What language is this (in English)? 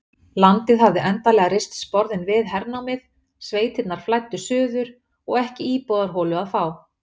Icelandic